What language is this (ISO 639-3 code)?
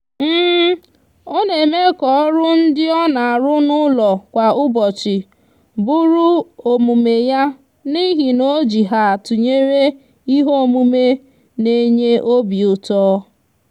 ibo